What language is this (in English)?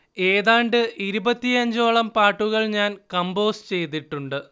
Malayalam